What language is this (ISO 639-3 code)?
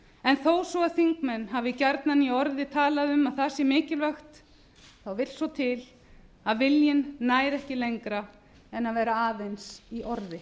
isl